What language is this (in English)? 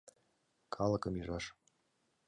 Mari